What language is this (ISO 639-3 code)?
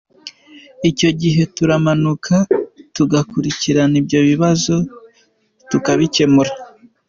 kin